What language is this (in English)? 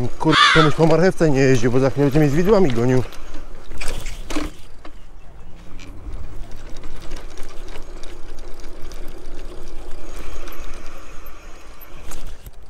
Polish